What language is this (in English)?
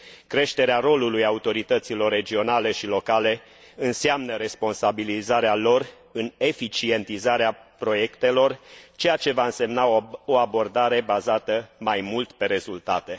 Romanian